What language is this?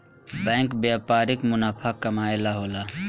Bhojpuri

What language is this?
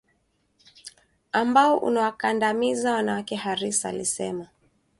Swahili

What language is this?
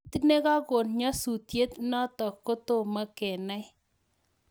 Kalenjin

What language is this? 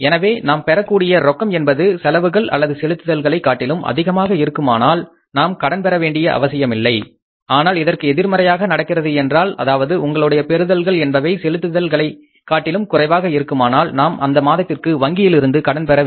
Tamil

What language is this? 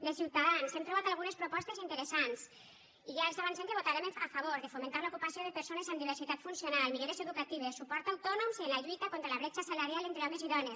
Catalan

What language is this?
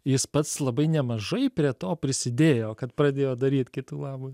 Lithuanian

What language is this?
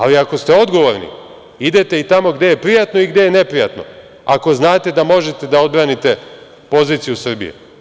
Serbian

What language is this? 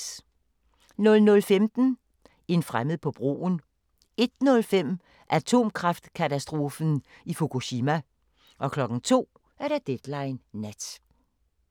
Danish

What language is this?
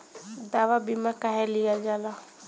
Bhojpuri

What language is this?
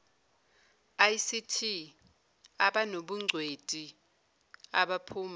Zulu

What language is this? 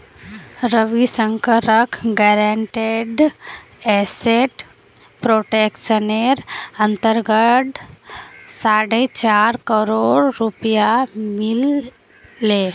Magahi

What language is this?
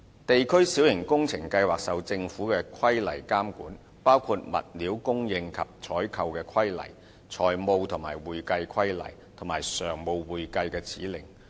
Cantonese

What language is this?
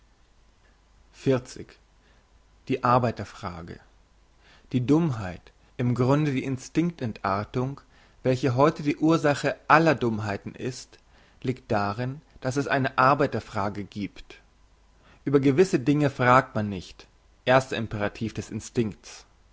German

